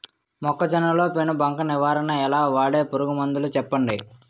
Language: Telugu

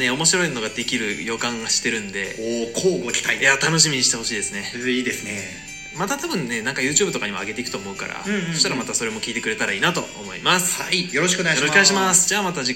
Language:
Japanese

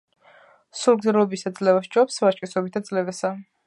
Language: Georgian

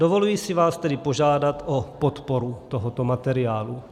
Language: Czech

